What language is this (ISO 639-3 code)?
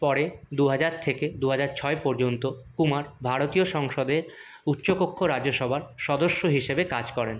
ben